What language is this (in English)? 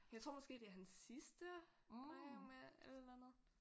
Danish